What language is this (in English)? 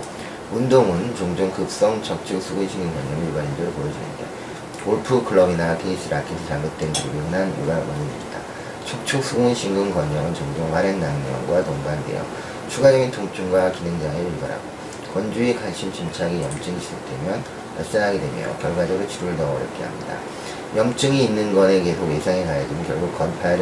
Korean